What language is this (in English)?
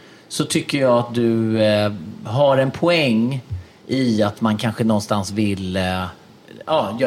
Swedish